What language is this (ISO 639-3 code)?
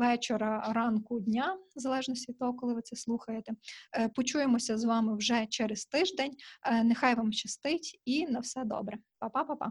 ukr